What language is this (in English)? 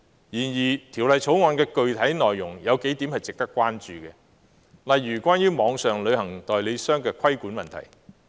Cantonese